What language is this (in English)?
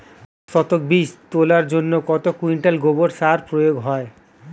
Bangla